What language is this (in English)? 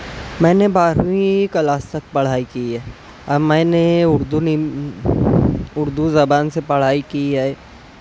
Urdu